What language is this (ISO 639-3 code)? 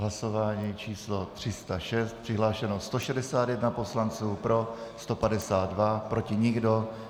ces